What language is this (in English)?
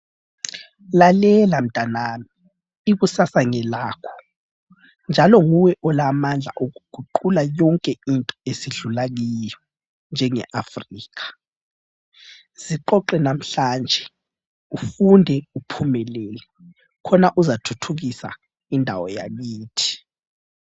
North Ndebele